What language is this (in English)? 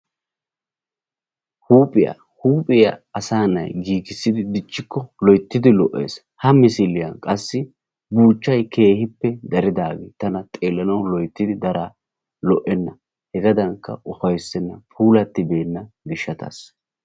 Wolaytta